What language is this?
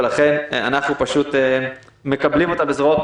Hebrew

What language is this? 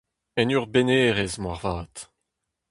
Breton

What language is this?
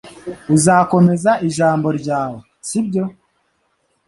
Kinyarwanda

